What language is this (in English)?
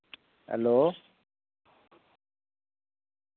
Dogri